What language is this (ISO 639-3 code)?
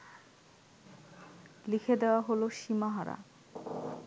ben